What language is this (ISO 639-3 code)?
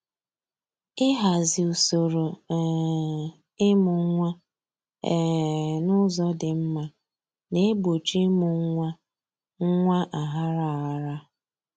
ibo